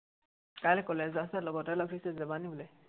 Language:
Assamese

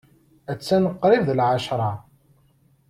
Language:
Kabyle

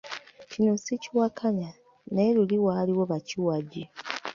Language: Ganda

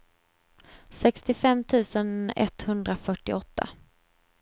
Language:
Swedish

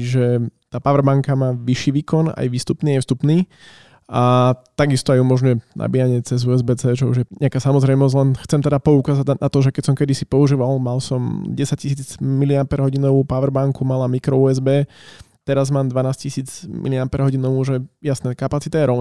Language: Slovak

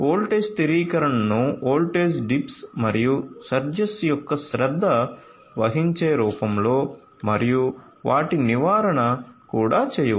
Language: Telugu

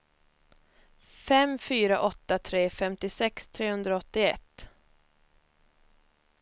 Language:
Swedish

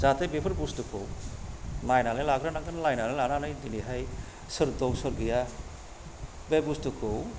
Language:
Bodo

